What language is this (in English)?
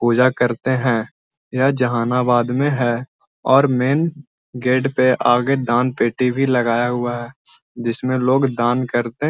Magahi